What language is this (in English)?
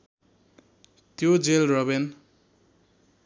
Nepali